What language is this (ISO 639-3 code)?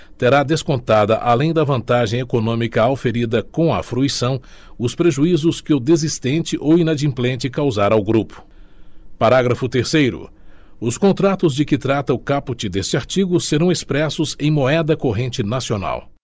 por